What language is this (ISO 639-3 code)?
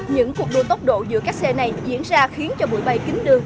vie